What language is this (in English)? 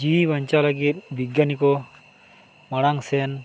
Santali